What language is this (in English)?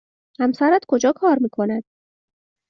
Persian